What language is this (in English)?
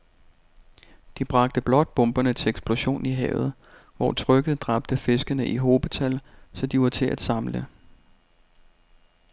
Danish